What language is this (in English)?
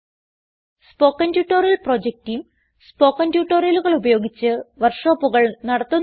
Malayalam